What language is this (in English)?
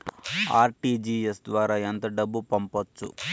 Telugu